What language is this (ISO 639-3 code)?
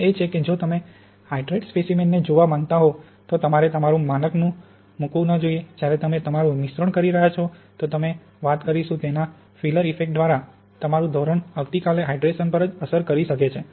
guj